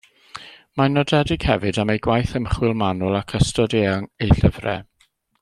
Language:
Welsh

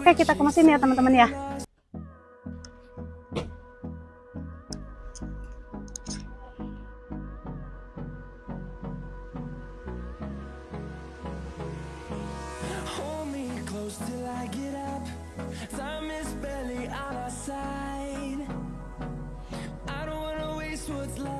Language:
Indonesian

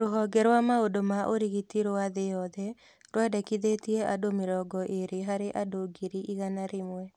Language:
Kikuyu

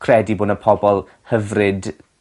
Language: Welsh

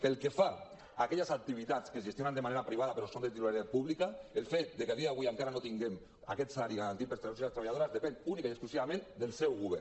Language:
Catalan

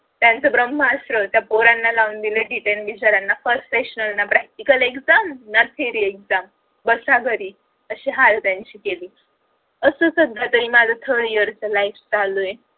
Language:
Marathi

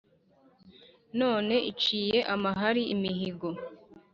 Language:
Kinyarwanda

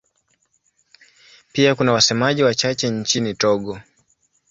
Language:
Swahili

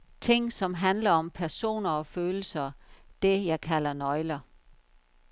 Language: Danish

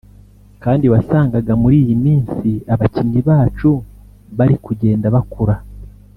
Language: Kinyarwanda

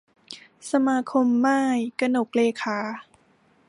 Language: Thai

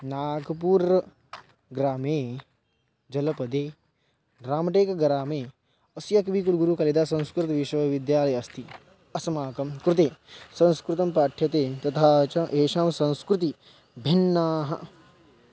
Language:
Sanskrit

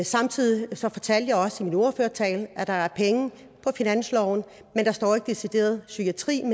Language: Danish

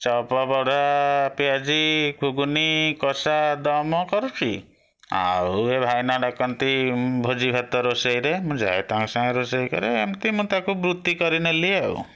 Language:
Odia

